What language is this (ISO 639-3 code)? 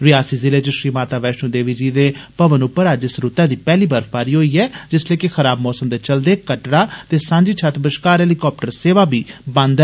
doi